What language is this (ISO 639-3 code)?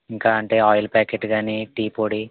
tel